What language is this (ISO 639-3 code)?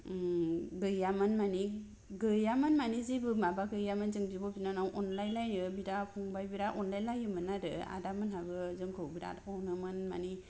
brx